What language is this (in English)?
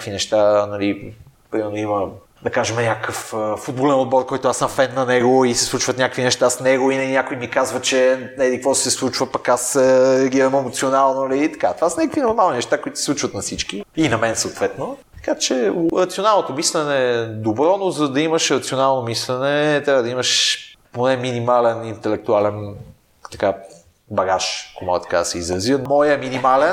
Bulgarian